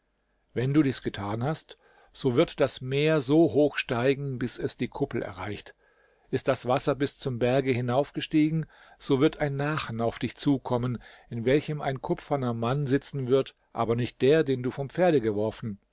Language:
German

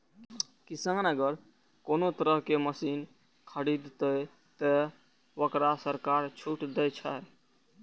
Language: Maithili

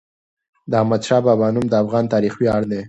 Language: Pashto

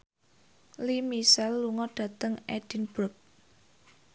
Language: Javanese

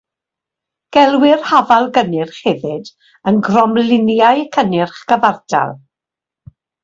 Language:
Welsh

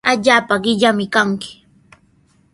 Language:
Sihuas Ancash Quechua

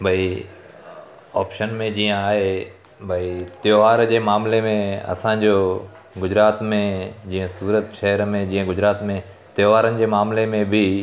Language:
Sindhi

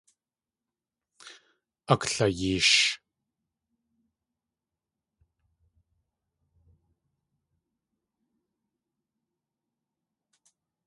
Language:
Tlingit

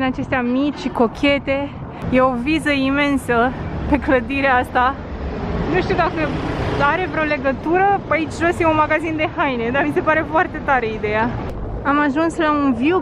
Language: Romanian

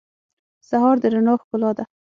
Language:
Pashto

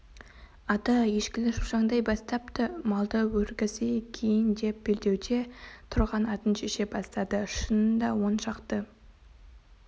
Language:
Kazakh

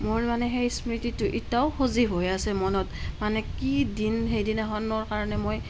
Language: Assamese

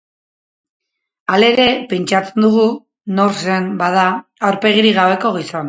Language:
Basque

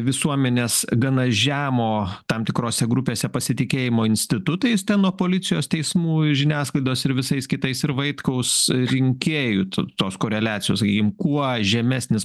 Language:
Lithuanian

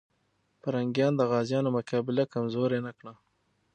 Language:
Pashto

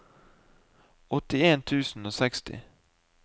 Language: Norwegian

